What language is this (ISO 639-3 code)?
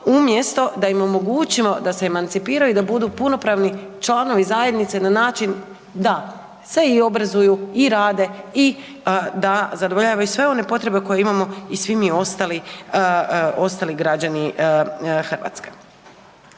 hrv